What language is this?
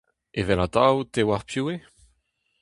Breton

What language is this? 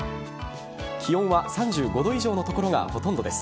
Japanese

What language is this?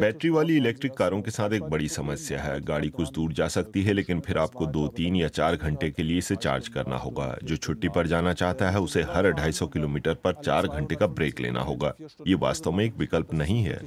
Hindi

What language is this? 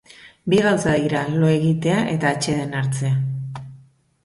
Basque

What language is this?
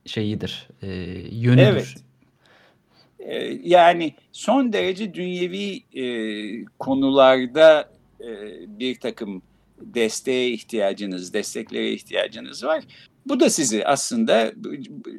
Turkish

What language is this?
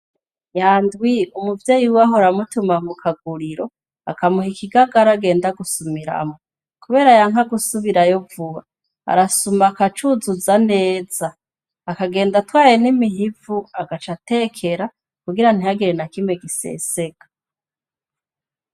Rundi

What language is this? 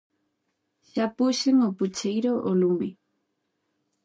Galician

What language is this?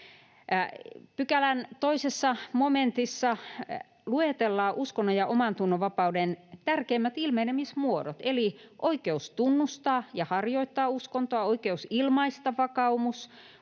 Finnish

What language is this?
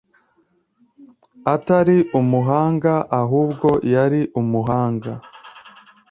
Kinyarwanda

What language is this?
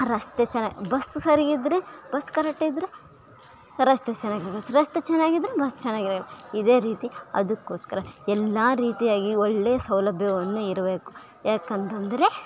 Kannada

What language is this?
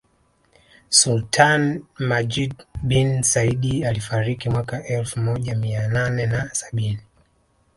Swahili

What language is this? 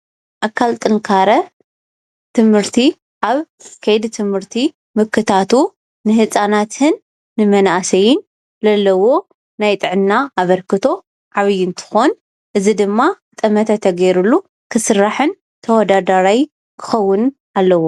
Tigrinya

